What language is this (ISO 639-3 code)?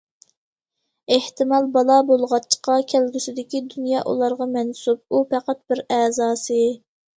uig